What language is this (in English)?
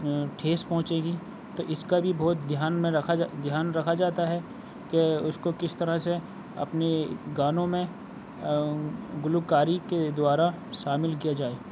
Urdu